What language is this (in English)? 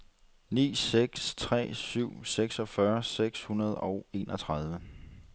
Danish